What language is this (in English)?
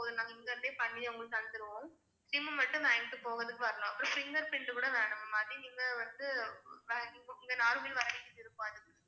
Tamil